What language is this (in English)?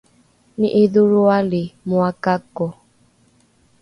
Rukai